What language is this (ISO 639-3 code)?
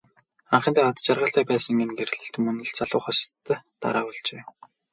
mon